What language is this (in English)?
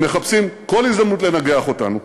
Hebrew